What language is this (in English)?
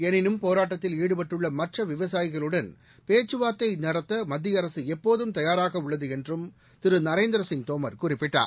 Tamil